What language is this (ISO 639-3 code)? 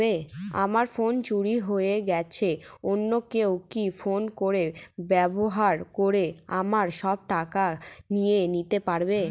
ben